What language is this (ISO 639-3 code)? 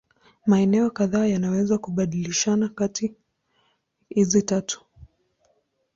swa